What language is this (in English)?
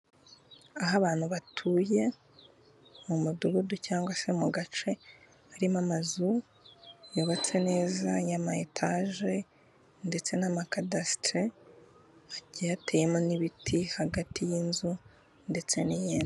Kinyarwanda